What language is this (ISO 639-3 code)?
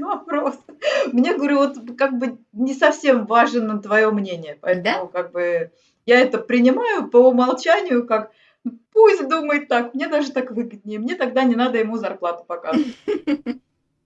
rus